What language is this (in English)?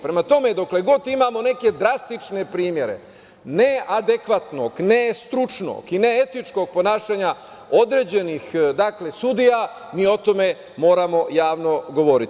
Serbian